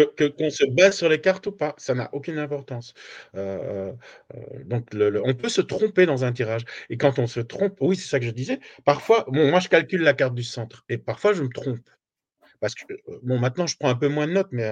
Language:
French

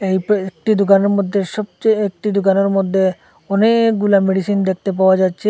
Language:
Bangla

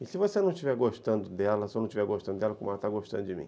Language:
Portuguese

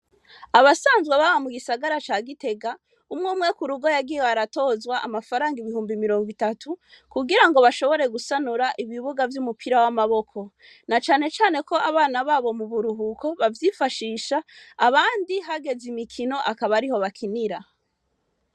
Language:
Rundi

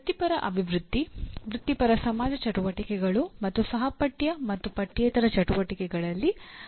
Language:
Kannada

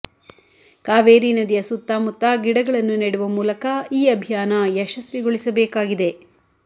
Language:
Kannada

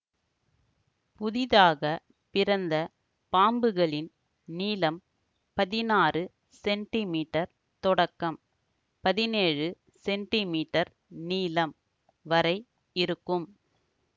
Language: Tamil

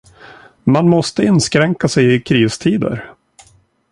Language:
Swedish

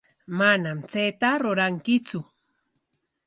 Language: Corongo Ancash Quechua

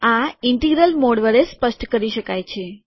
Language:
Gujarati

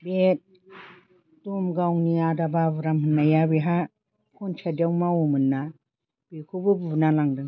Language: Bodo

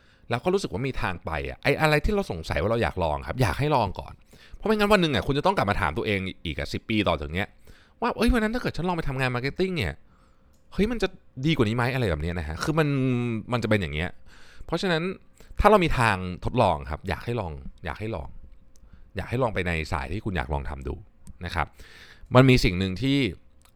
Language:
Thai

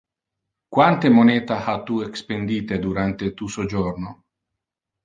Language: Interlingua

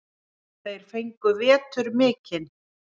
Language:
Icelandic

